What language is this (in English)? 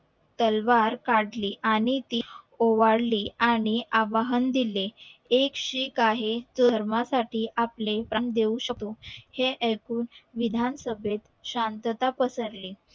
Marathi